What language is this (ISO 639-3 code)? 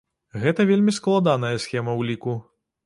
bel